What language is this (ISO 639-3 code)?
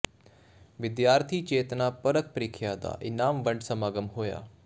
pan